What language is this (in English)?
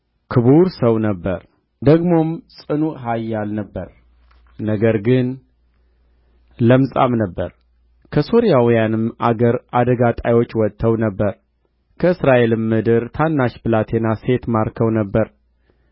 Amharic